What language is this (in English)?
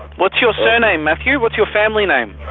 English